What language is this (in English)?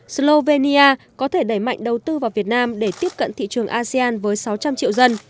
Vietnamese